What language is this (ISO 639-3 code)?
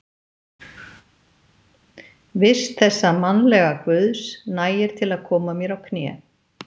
isl